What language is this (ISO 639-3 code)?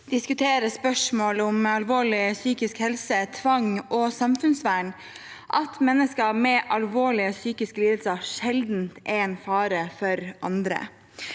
nor